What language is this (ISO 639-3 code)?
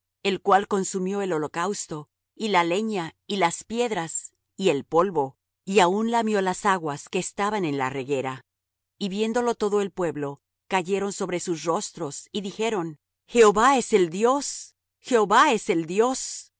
spa